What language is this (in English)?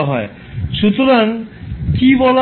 Bangla